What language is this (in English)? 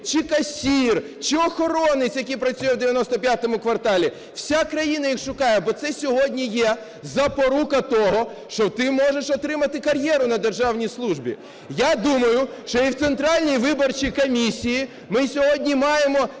Ukrainian